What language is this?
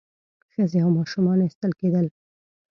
Pashto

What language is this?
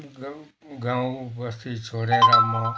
Nepali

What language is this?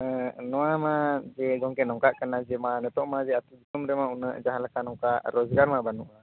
Santali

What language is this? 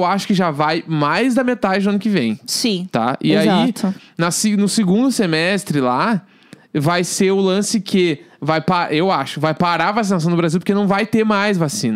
Portuguese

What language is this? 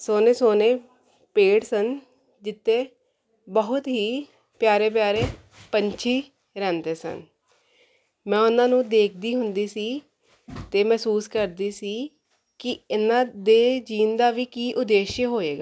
Punjabi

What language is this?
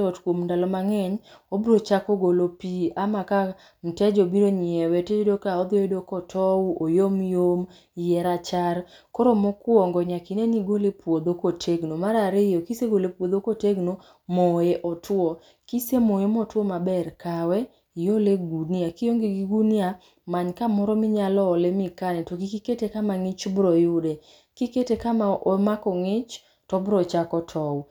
Luo (Kenya and Tanzania)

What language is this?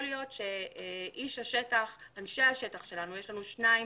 Hebrew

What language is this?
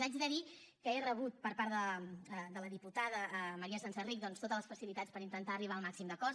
Catalan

